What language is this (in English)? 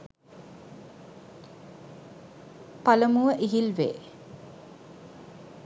Sinhala